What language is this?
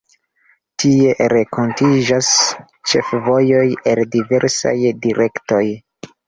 Esperanto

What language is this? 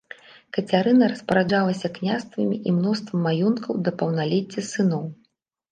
Belarusian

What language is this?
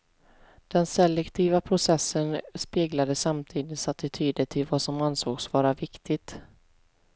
Swedish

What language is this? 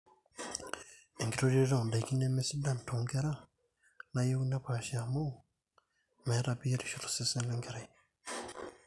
Masai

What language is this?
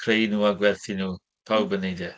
Welsh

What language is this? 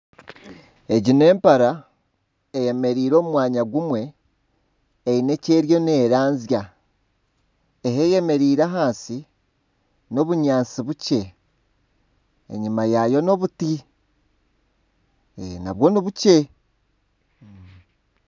Nyankole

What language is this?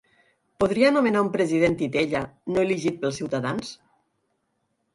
Catalan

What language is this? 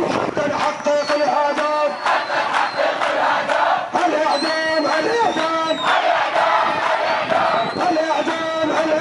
Korean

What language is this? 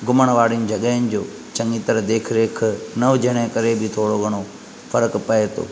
Sindhi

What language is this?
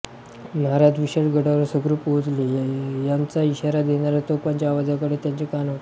Marathi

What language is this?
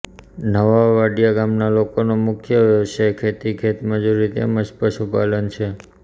Gujarati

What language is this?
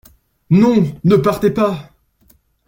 French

